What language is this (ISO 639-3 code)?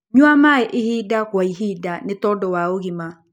kik